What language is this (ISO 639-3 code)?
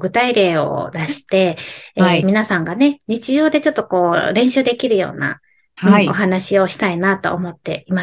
jpn